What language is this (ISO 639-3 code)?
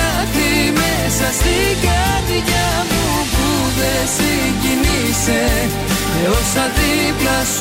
ell